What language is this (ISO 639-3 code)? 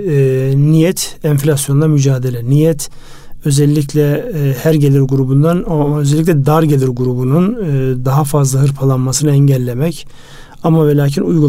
tur